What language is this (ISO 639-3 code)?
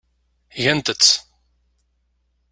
kab